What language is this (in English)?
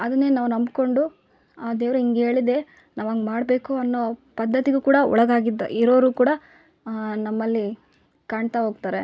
Kannada